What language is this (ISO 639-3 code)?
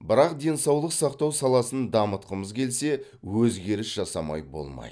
kaz